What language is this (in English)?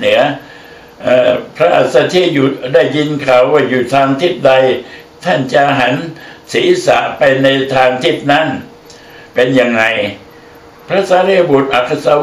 Thai